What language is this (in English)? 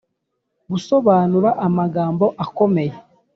Kinyarwanda